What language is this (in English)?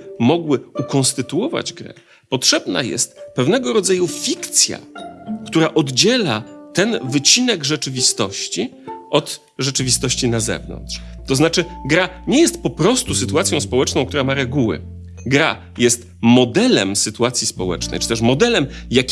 Polish